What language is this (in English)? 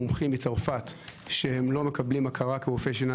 Hebrew